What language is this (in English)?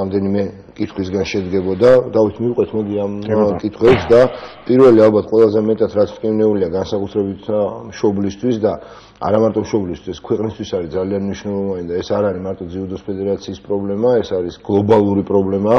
Romanian